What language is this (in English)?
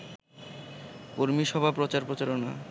Bangla